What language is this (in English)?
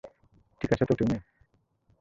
Bangla